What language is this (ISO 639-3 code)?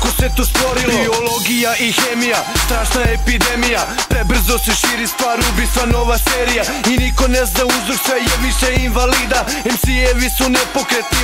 ron